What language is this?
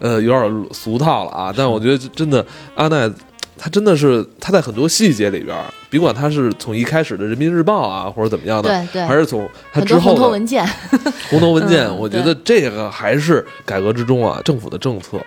Chinese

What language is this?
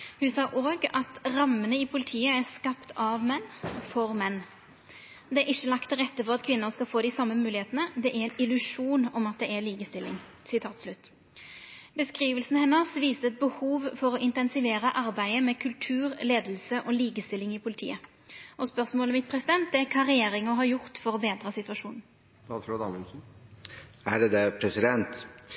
Norwegian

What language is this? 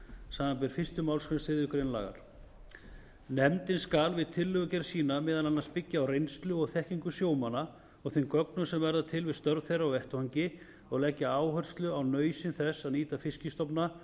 Icelandic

